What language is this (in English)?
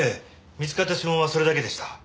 Japanese